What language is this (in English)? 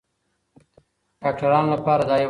Pashto